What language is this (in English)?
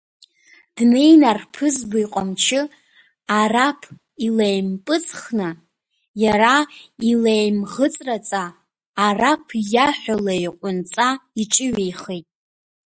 Abkhazian